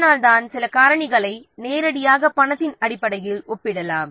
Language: Tamil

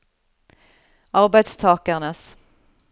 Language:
Norwegian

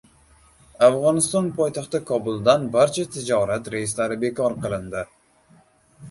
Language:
Uzbek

